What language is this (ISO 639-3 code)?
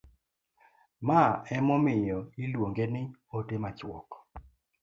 luo